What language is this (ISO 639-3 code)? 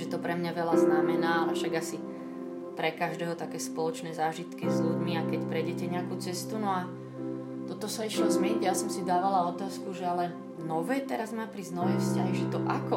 slk